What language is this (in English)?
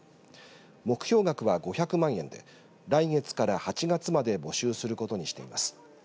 Japanese